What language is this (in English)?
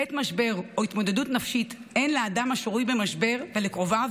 Hebrew